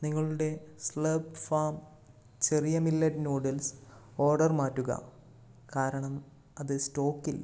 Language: Malayalam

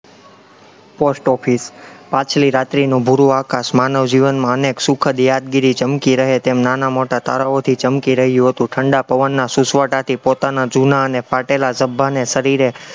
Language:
Gujarati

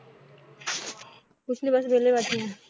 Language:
Punjabi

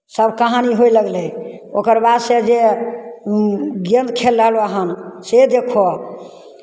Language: Maithili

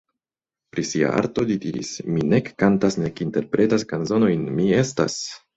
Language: Esperanto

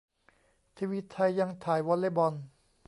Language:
Thai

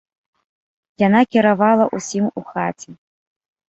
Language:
Belarusian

